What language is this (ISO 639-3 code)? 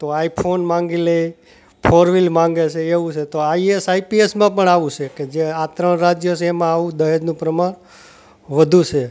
guj